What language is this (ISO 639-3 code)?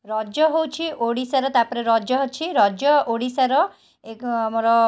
ori